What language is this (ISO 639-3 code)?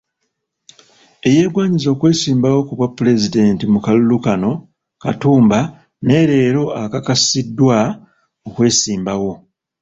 lug